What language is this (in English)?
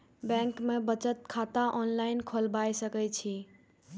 Maithili